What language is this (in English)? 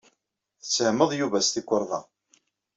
Kabyle